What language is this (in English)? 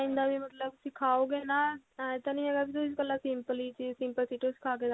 Punjabi